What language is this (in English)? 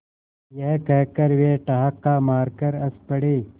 Hindi